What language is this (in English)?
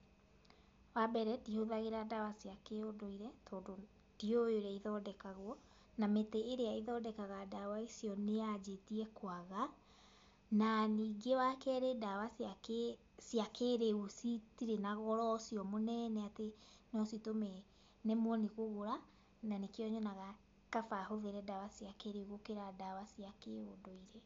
Kikuyu